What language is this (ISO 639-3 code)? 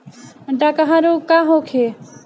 bho